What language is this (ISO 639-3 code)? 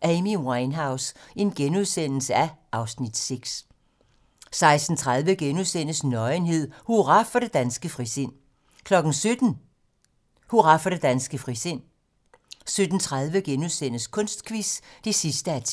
dan